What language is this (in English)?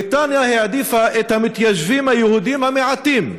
Hebrew